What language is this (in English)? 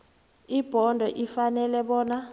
South Ndebele